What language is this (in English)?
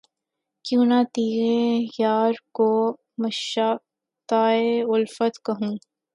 Urdu